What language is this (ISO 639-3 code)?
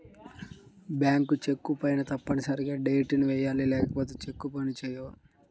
tel